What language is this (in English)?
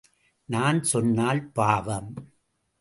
Tamil